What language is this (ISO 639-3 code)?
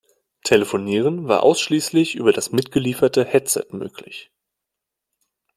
deu